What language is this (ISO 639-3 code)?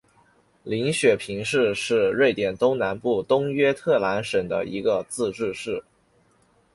zho